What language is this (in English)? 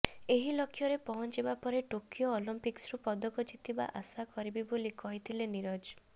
Odia